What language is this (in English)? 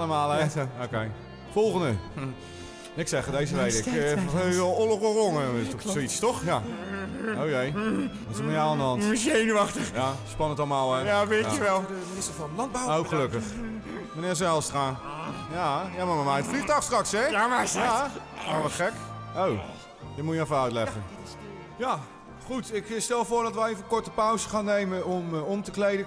Dutch